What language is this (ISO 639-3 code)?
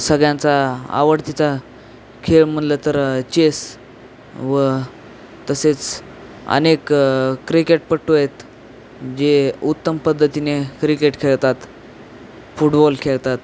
mar